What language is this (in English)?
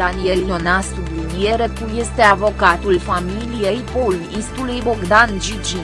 Romanian